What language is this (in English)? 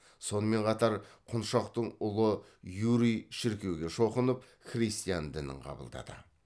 Kazakh